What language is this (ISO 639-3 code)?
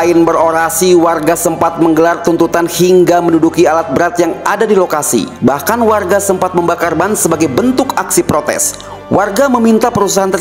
ind